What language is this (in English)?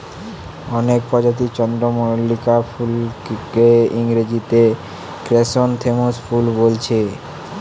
Bangla